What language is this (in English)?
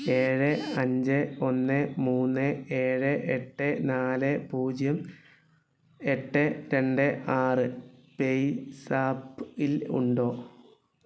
Malayalam